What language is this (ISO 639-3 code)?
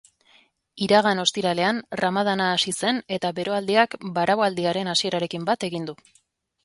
eus